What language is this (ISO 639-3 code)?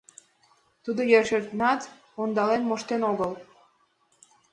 chm